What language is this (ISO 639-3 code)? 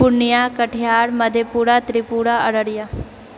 mai